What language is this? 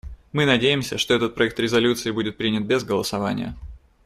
Russian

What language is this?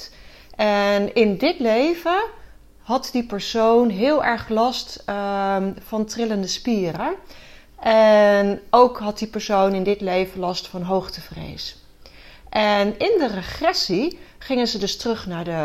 Dutch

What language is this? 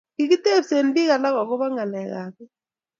Kalenjin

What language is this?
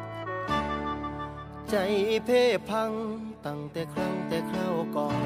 Thai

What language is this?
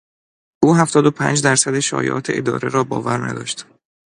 Persian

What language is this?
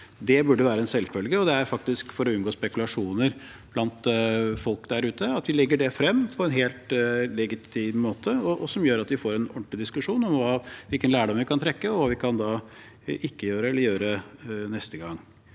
Norwegian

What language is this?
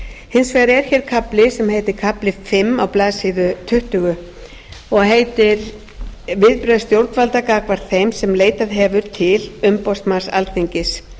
Icelandic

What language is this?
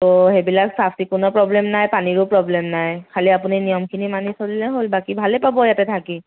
Assamese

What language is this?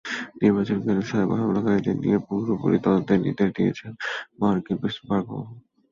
Bangla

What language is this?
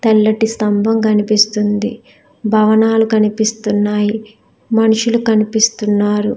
Telugu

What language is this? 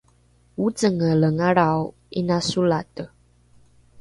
Rukai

